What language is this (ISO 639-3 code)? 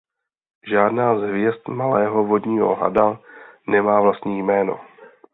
ces